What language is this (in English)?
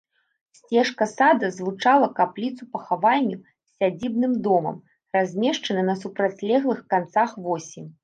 Belarusian